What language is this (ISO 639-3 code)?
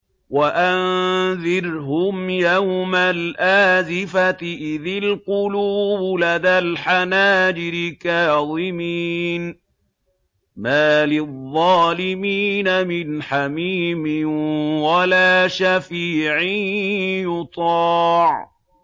ara